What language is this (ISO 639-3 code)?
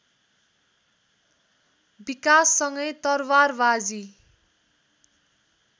nep